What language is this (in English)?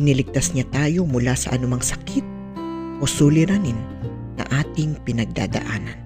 Filipino